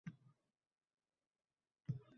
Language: Uzbek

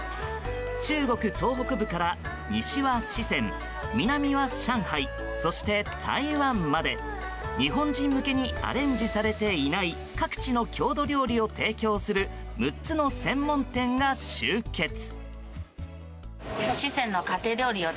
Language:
Japanese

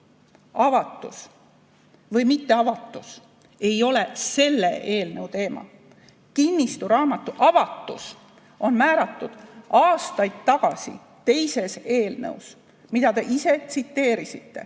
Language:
Estonian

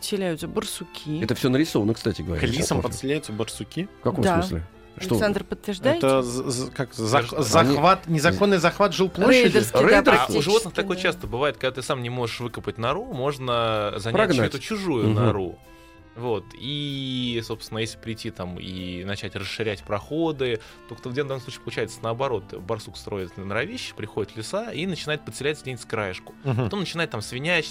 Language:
Russian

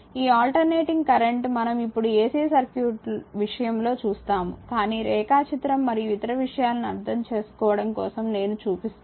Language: Telugu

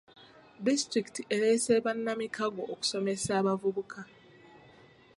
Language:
Ganda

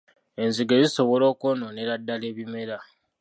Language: Ganda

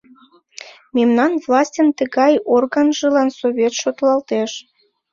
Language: Mari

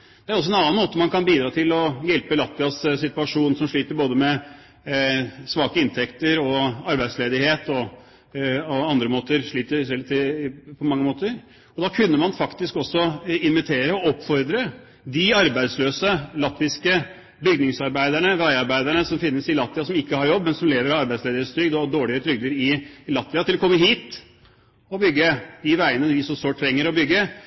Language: Norwegian Bokmål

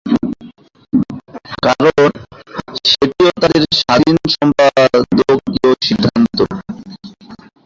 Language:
Bangla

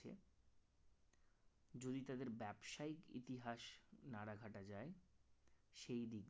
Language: Bangla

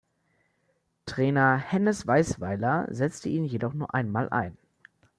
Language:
German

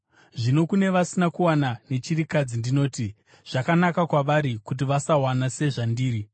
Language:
Shona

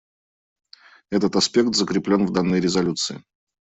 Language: Russian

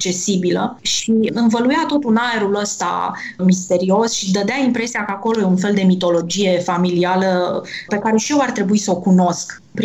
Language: Romanian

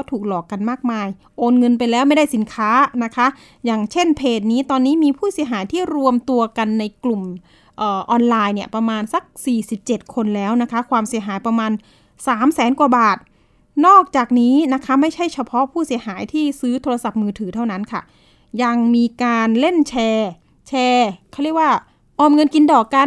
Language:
Thai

